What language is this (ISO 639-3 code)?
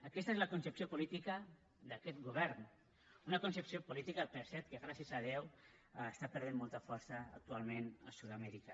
cat